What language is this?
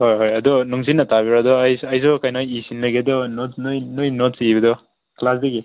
Manipuri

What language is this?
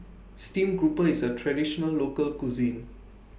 English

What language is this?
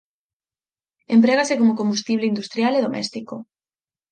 Galician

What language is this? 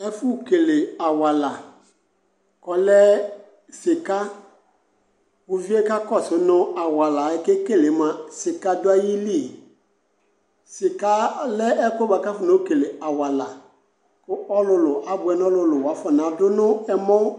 Ikposo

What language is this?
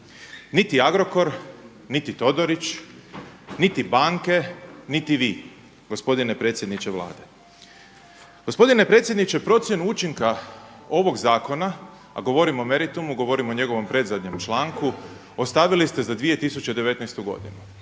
Croatian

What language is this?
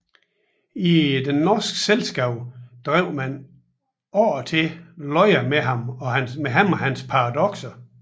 Danish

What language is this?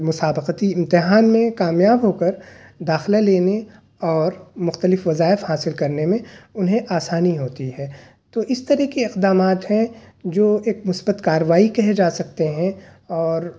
Urdu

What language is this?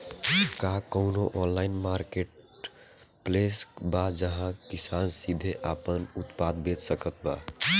Bhojpuri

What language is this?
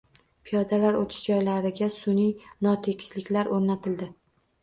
Uzbek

